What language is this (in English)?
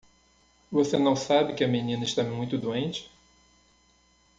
Portuguese